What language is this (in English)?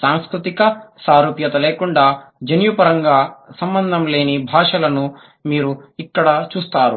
Telugu